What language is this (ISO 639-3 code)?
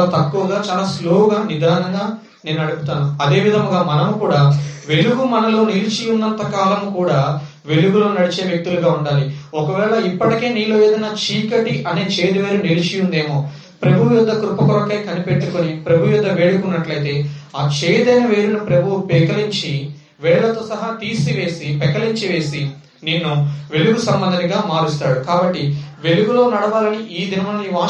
tel